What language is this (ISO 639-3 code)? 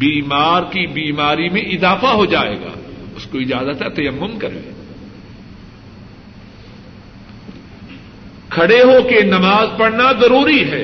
urd